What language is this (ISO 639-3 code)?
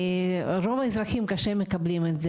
heb